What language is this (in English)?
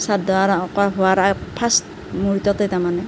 Assamese